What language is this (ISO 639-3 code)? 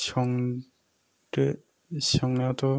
brx